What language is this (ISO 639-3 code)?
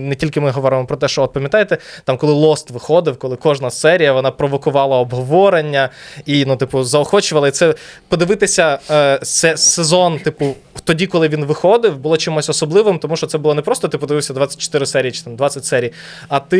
ukr